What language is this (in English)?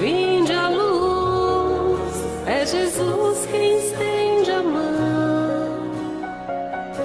Portuguese